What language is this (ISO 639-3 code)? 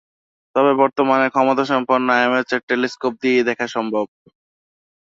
ben